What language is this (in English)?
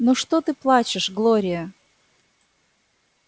Russian